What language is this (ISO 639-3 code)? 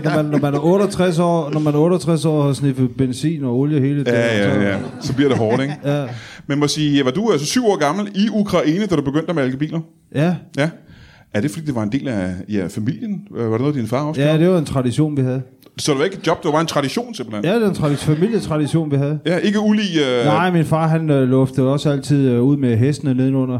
dan